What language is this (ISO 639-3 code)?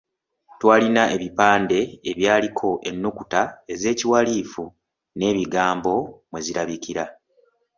lug